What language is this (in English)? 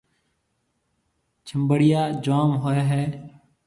Marwari (Pakistan)